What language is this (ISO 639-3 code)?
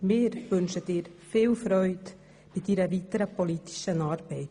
gsw